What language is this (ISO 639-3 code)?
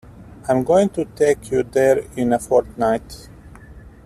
eng